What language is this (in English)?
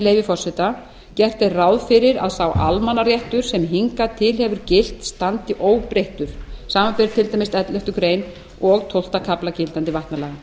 Icelandic